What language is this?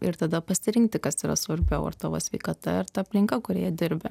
Lithuanian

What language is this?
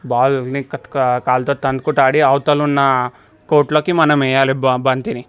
Telugu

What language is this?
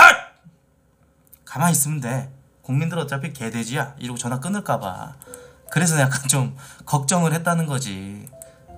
Korean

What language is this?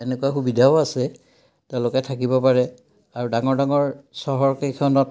Assamese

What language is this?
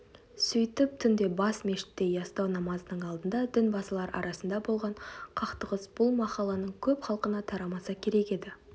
Kazakh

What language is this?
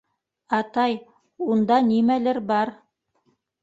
Bashkir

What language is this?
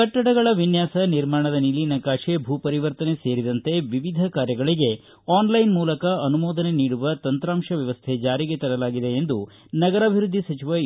Kannada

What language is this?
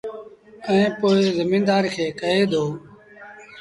Sindhi Bhil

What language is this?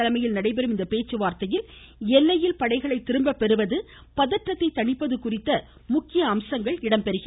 Tamil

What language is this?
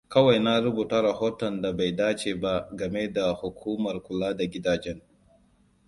Hausa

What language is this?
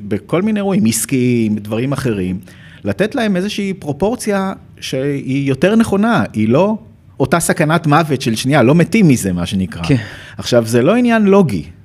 Hebrew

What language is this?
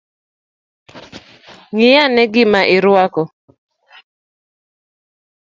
Luo (Kenya and Tanzania)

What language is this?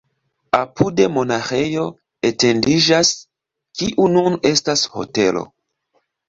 Esperanto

